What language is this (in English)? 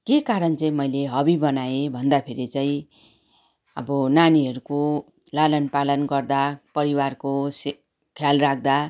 Nepali